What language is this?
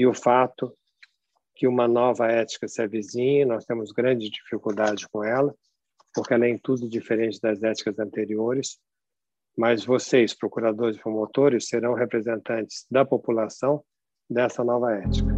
Portuguese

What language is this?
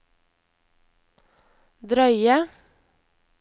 Norwegian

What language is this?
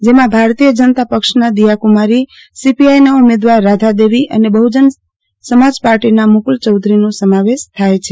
Gujarati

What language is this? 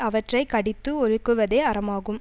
Tamil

